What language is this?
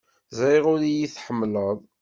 Kabyle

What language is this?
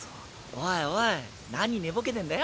Japanese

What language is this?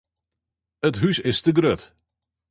Western Frisian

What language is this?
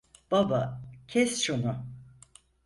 Turkish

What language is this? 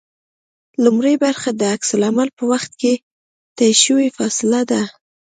Pashto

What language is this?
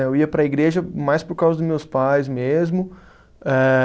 Portuguese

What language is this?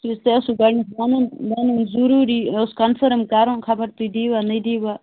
Kashmiri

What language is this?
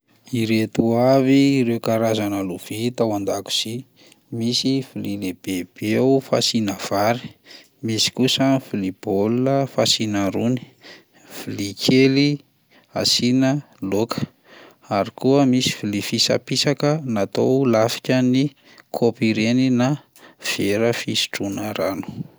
Malagasy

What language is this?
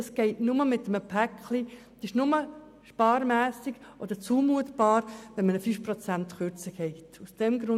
Swiss German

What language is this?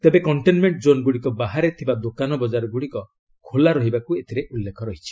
Odia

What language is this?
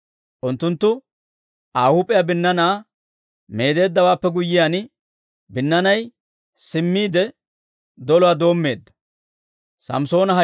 Dawro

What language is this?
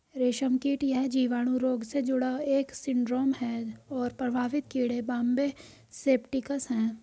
Hindi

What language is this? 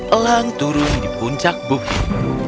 Indonesian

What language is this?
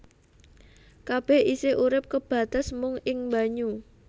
Javanese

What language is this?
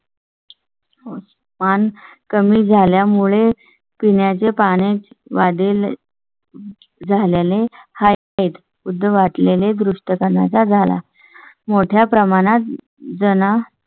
Marathi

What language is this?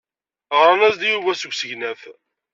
Kabyle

